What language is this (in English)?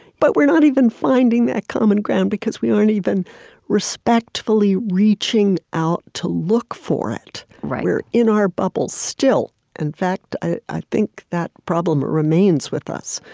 English